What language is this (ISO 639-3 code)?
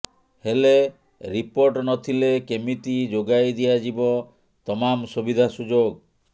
ori